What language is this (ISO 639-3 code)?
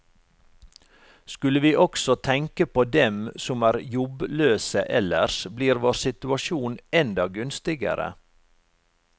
nor